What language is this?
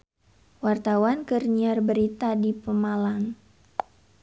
Sundanese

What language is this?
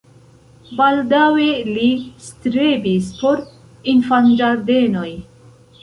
Esperanto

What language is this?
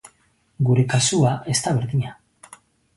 Basque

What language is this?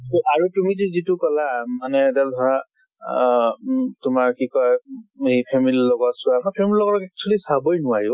Assamese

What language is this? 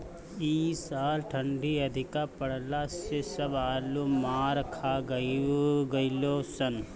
Bhojpuri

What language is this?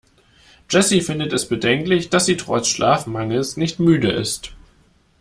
German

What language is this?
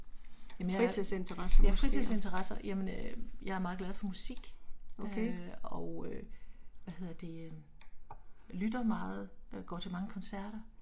Danish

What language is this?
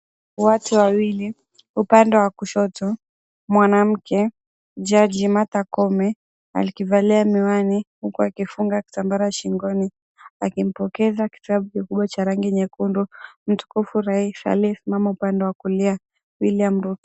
Swahili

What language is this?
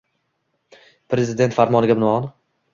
Uzbek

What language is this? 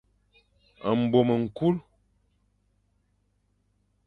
Fang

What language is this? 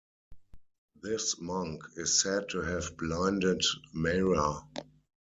English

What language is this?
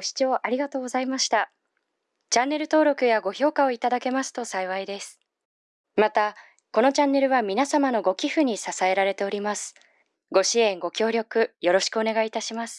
Japanese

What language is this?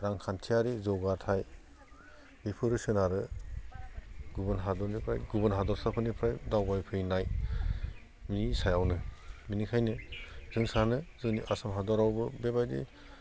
Bodo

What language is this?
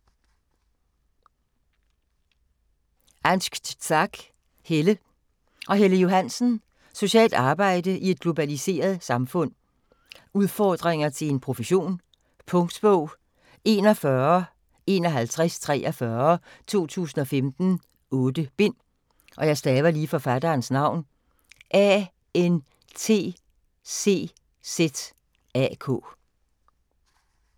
Danish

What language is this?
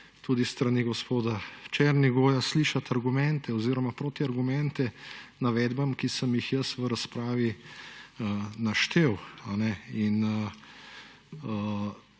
Slovenian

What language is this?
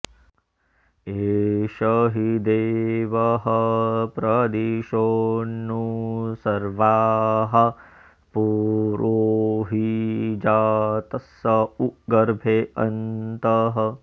Sanskrit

